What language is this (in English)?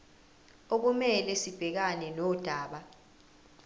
Zulu